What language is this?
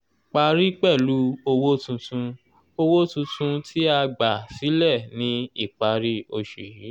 Yoruba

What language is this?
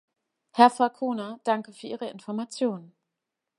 German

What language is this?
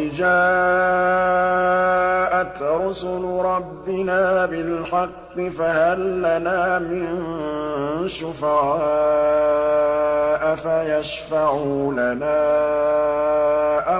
Arabic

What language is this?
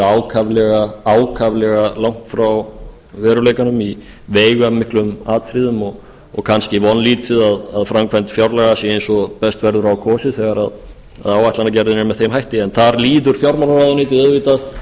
Icelandic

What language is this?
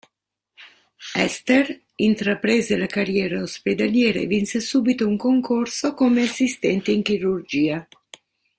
Italian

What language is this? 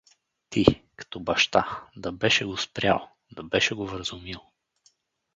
Bulgarian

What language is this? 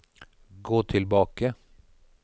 Norwegian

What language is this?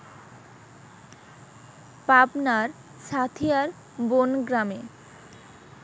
Bangla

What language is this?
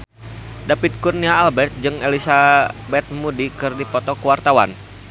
Sundanese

